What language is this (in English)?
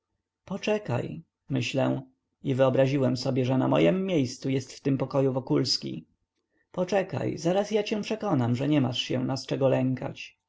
Polish